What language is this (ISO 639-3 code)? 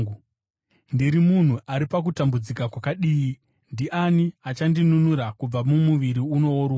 sna